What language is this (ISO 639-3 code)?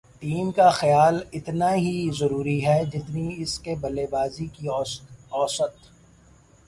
urd